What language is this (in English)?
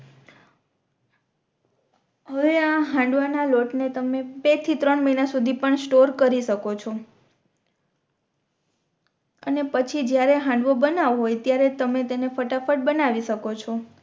Gujarati